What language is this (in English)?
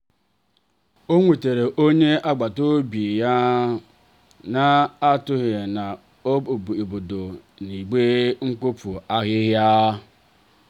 Igbo